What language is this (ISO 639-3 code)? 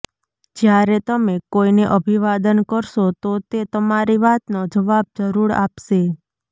guj